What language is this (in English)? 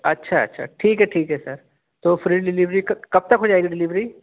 Urdu